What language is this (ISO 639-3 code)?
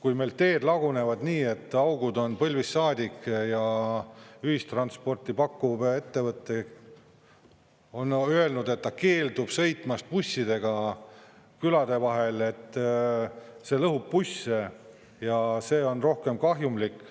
est